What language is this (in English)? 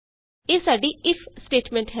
Punjabi